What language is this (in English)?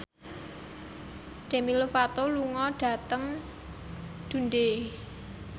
Javanese